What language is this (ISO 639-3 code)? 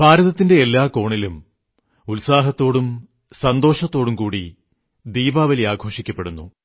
mal